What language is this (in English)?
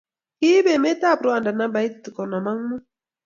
Kalenjin